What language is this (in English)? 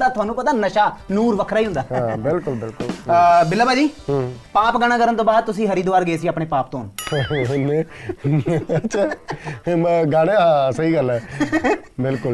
Punjabi